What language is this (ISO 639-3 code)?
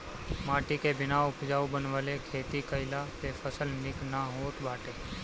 bho